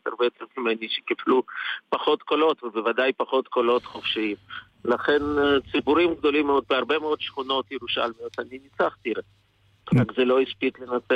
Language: Hebrew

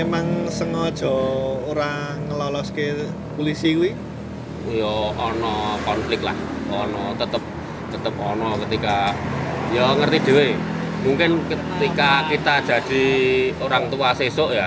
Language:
Indonesian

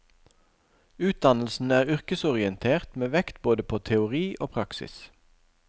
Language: Norwegian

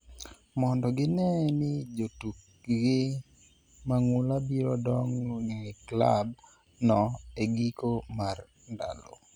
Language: Luo (Kenya and Tanzania)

